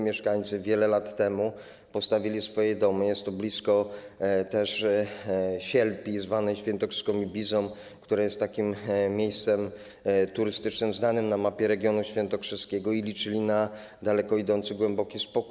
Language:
Polish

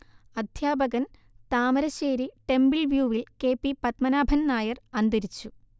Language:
Malayalam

